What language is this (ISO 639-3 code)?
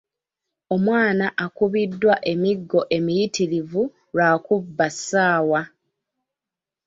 lug